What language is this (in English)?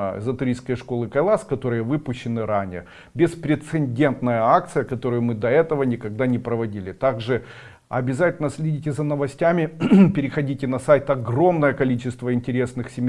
Russian